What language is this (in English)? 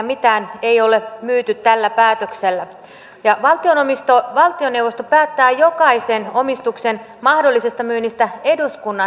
Finnish